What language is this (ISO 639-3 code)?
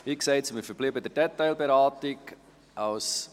gsw